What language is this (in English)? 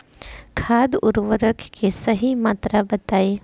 Bhojpuri